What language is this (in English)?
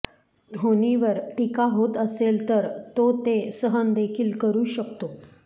Marathi